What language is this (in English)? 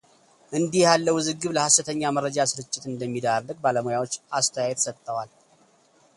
Amharic